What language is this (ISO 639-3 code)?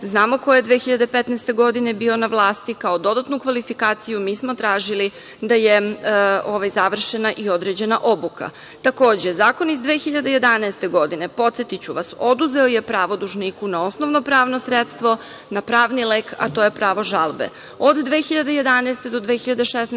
srp